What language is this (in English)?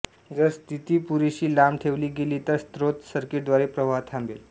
Marathi